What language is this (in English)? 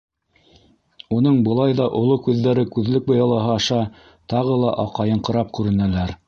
Bashkir